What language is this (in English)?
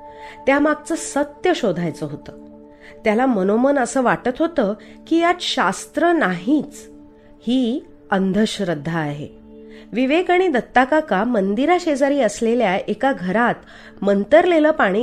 Marathi